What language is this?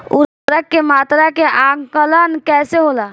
Bhojpuri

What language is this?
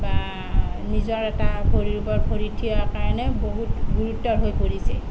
Assamese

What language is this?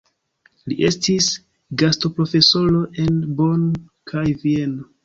Esperanto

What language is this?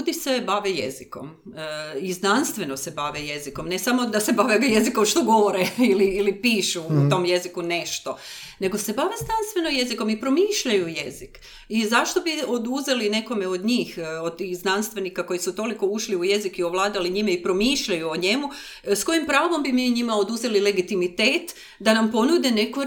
Croatian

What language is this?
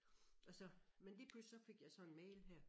Danish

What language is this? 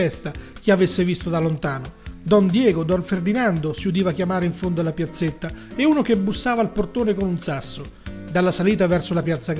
Italian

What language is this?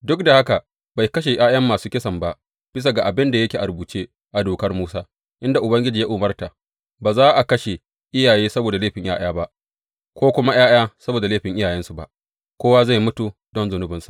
Hausa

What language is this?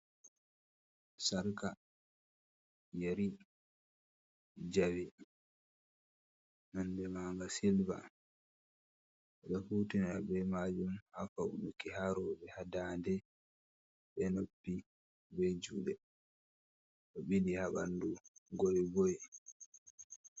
Fula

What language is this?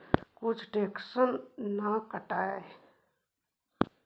Magahi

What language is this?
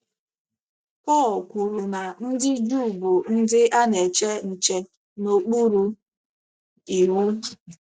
Igbo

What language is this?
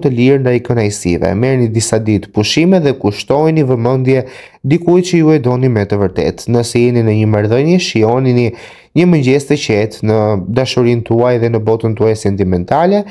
Romanian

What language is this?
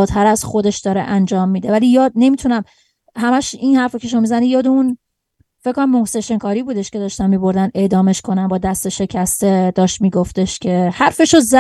Persian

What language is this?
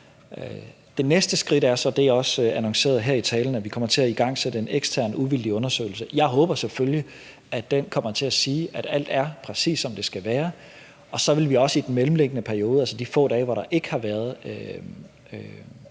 Danish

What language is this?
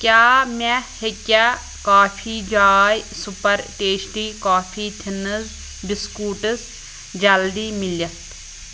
Kashmiri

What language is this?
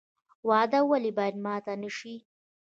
Pashto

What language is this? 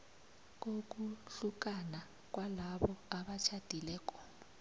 South Ndebele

